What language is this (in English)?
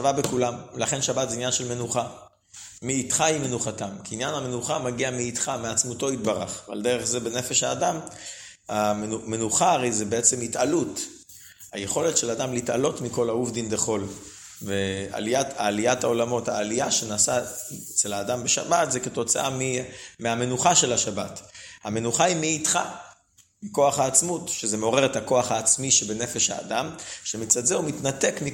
Hebrew